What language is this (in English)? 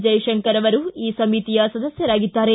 Kannada